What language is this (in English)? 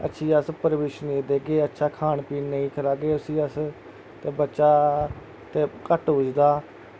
Dogri